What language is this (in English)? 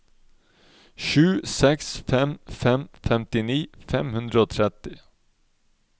Norwegian